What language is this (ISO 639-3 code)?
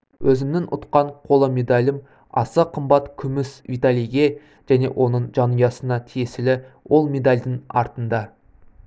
kaz